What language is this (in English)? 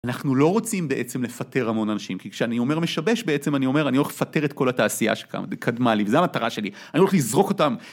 Hebrew